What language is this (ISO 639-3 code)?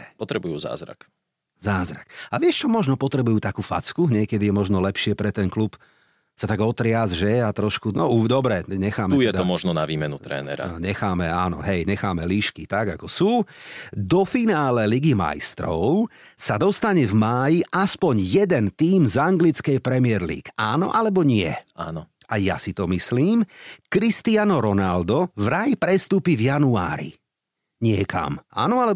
slk